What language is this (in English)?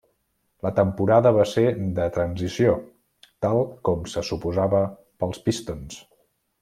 Catalan